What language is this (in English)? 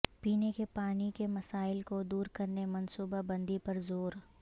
Urdu